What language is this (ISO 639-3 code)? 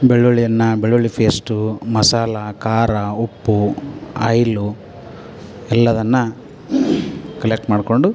kan